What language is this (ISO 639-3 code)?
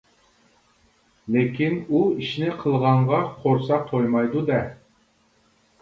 uig